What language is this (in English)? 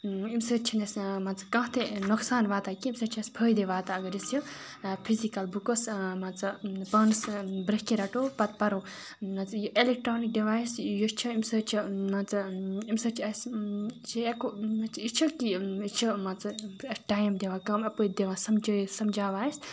Kashmiri